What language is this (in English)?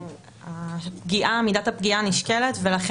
Hebrew